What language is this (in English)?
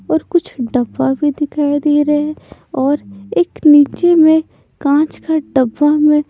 Hindi